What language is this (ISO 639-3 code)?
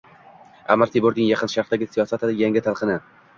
uzb